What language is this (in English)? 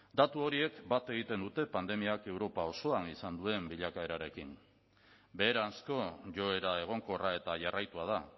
Basque